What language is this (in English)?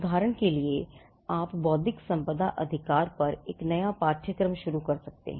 Hindi